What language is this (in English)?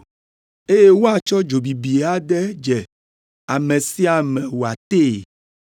Ewe